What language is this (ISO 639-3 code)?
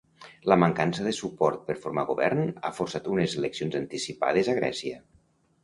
cat